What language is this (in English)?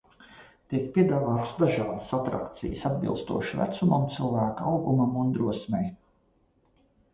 Latvian